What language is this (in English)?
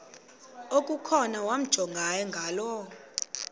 Xhosa